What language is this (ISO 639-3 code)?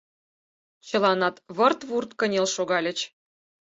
chm